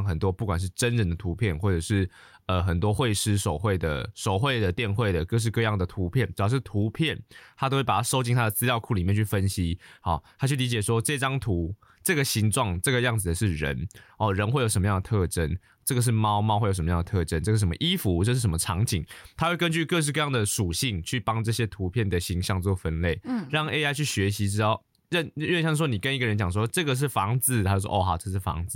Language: Chinese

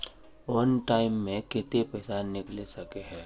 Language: Magahi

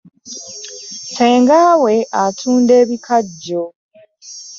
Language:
Ganda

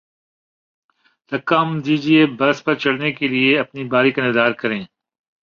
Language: Urdu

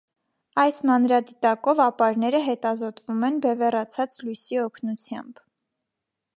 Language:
Armenian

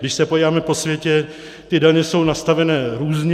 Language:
Czech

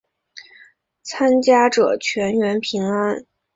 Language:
Chinese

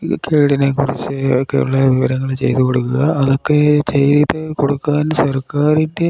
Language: Malayalam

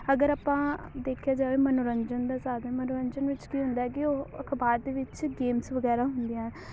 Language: Punjabi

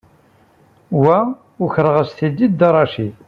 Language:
Kabyle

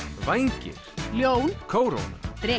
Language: Icelandic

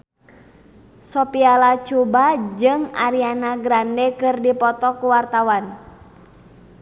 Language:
Sundanese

